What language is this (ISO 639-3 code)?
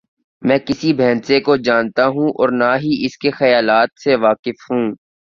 urd